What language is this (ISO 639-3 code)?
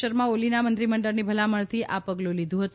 guj